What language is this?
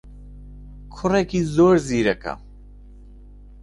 Central Kurdish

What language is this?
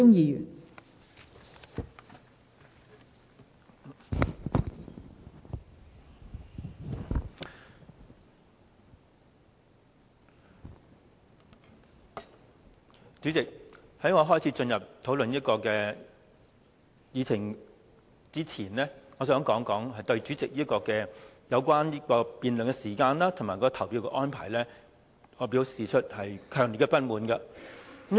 Cantonese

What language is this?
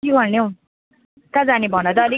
Nepali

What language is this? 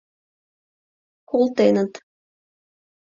Mari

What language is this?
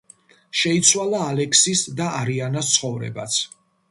Georgian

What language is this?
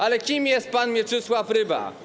Polish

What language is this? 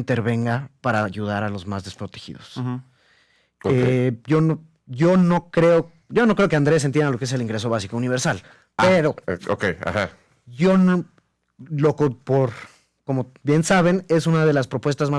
Spanish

